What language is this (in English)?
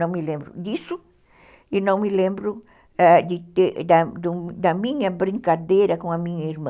Portuguese